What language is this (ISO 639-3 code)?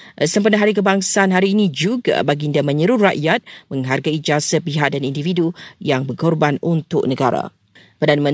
msa